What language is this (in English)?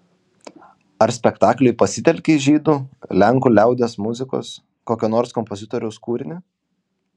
Lithuanian